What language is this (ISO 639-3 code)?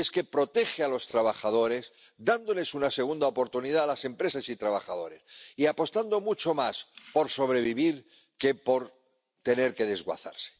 spa